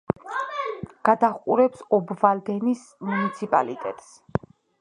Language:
Georgian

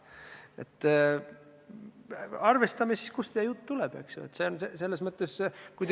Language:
Estonian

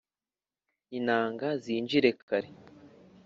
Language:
Kinyarwanda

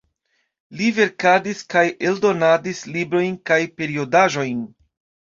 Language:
Esperanto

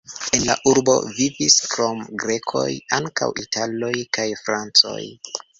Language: Esperanto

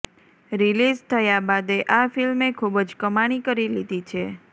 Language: Gujarati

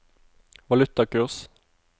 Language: Norwegian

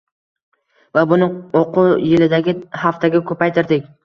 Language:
Uzbek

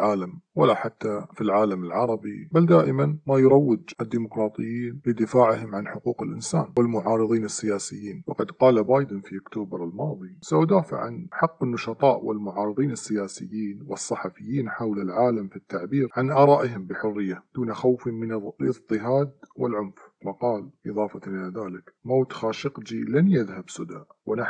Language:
Arabic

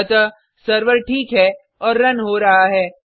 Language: Hindi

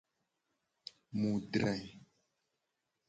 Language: Gen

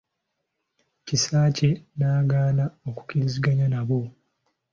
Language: Ganda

